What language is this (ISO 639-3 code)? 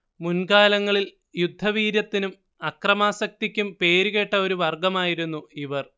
mal